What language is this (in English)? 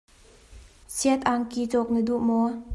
Hakha Chin